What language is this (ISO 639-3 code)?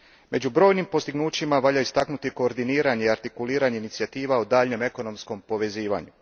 hrv